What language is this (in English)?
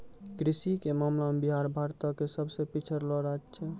Maithili